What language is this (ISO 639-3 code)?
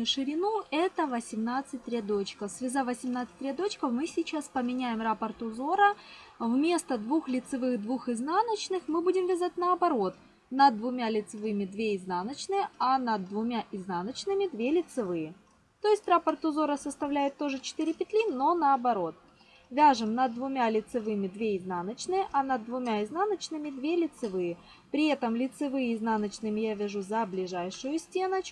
rus